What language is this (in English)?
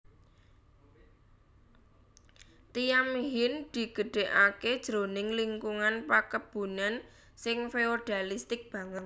Javanese